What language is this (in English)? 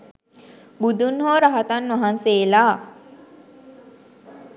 Sinhala